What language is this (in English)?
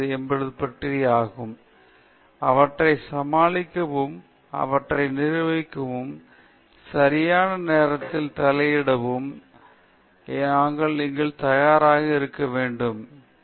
Tamil